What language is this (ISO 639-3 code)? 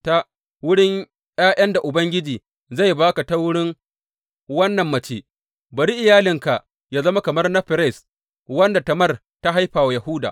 hau